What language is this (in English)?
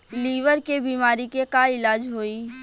Bhojpuri